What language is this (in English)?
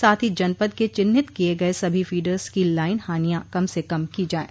Hindi